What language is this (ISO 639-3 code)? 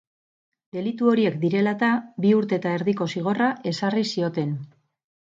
eus